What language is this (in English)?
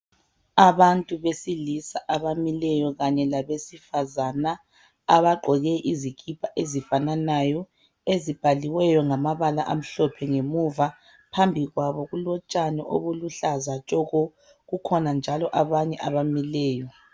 North Ndebele